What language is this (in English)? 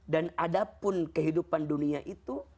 Indonesian